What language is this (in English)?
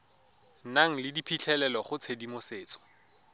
Tswana